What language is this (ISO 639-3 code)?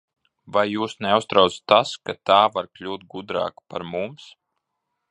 lav